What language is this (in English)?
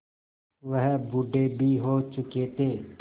Hindi